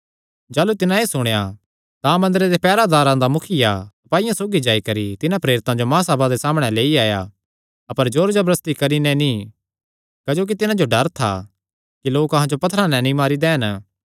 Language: Kangri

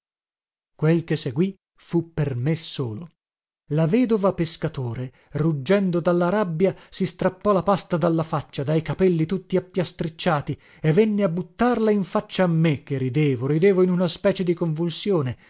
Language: Italian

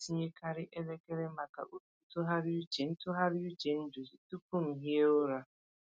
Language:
Igbo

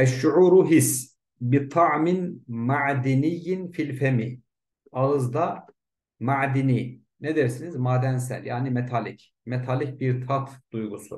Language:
Turkish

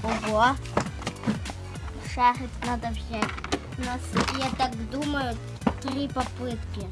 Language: Russian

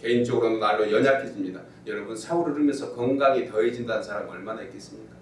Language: Korean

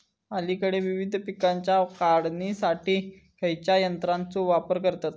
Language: Marathi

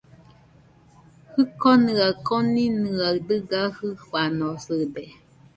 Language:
Nüpode Huitoto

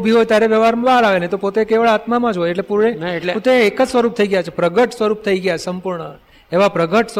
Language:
Gujarati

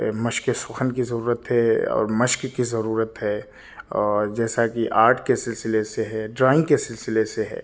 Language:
Urdu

